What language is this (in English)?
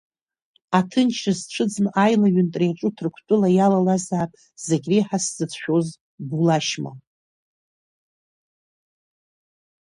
Abkhazian